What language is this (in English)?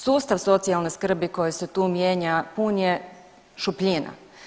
Croatian